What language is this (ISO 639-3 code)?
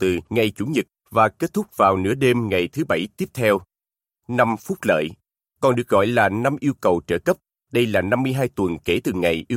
vie